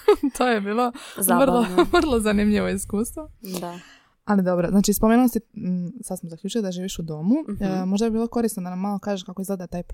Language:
Croatian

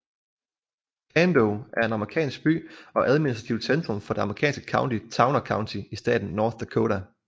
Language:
Danish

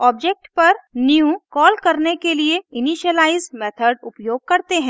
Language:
Hindi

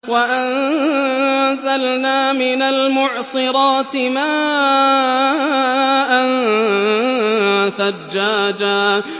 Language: Arabic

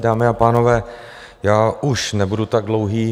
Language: Czech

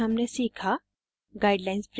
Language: Hindi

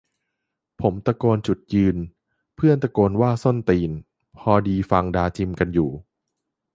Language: Thai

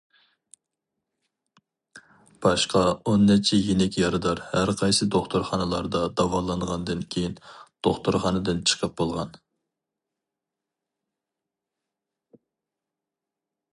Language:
Uyghur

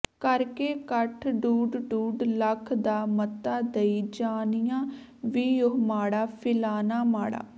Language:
Punjabi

